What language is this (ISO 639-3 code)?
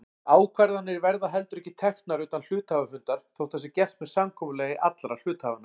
isl